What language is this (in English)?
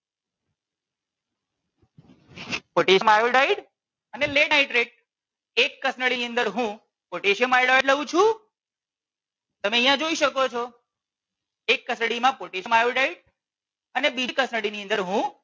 Gujarati